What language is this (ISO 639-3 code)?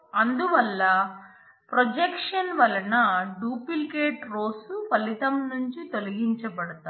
tel